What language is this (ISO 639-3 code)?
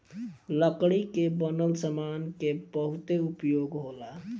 bho